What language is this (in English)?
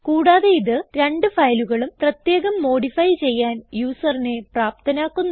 Malayalam